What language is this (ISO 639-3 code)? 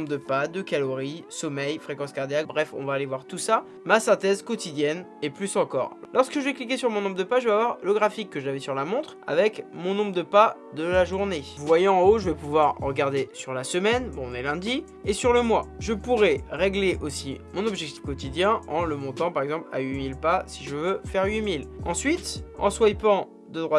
fra